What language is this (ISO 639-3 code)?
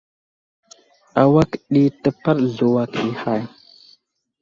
udl